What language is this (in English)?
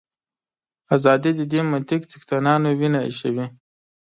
Pashto